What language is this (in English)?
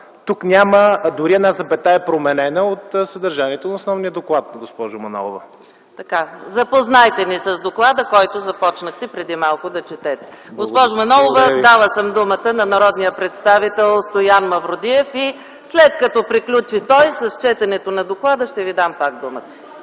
Bulgarian